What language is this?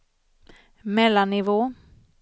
Swedish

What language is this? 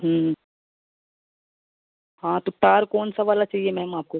Hindi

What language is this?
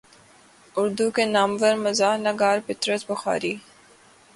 Urdu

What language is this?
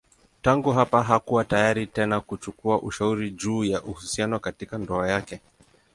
Swahili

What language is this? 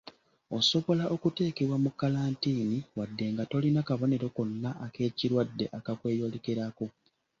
Ganda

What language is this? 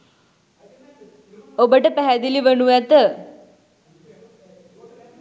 Sinhala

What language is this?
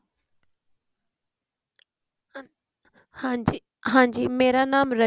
Punjabi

